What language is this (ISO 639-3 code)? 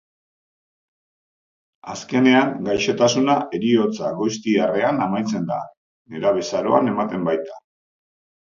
eus